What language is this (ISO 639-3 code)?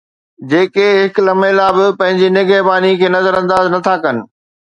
snd